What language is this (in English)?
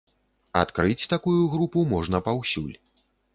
Belarusian